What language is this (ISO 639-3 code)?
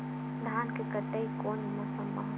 hne